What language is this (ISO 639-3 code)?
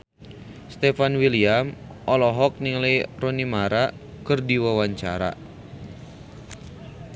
sun